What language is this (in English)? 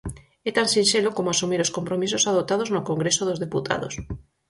Galician